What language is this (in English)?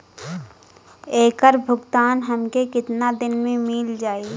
Bhojpuri